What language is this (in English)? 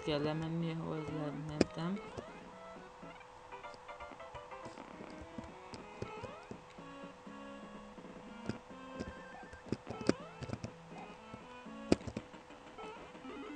Hungarian